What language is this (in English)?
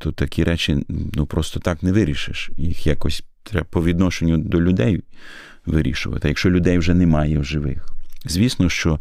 Ukrainian